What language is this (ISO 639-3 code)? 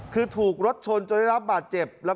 tha